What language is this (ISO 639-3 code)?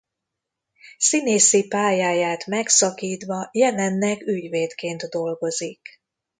hun